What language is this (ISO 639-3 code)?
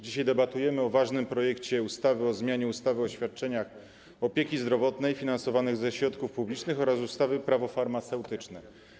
pol